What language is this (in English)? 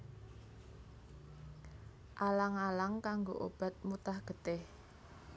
Javanese